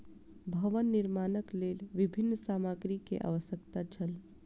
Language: Maithili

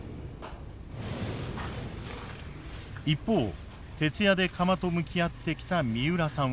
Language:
Japanese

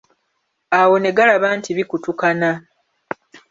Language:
Ganda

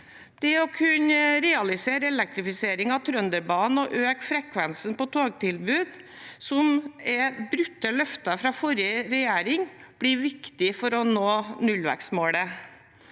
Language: Norwegian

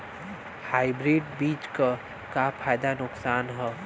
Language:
Bhojpuri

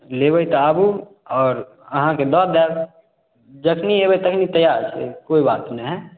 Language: Maithili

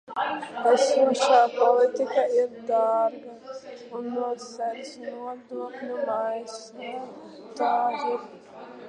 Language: Latvian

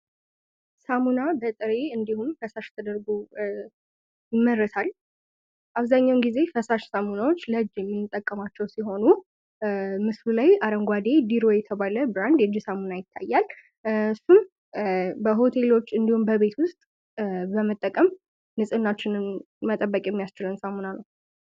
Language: Amharic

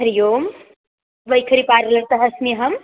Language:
Sanskrit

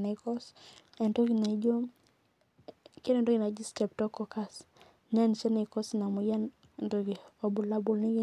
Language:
Masai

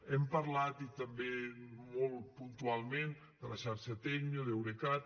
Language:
Catalan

